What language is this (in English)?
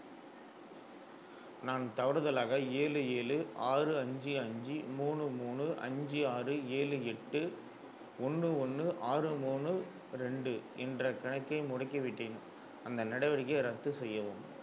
Tamil